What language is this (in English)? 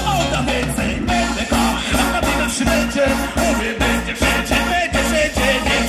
Polish